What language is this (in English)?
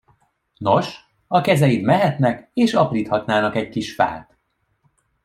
Hungarian